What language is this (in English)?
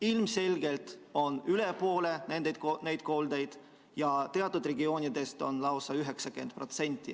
Estonian